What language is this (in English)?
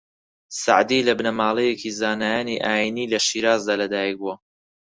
Central Kurdish